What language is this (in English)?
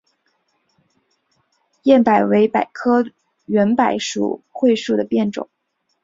Chinese